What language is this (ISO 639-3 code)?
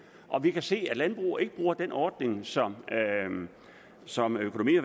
dan